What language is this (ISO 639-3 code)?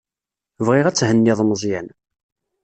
kab